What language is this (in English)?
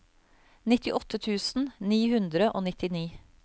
Norwegian